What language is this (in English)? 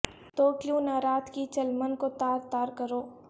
Urdu